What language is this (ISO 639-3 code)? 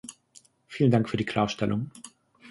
deu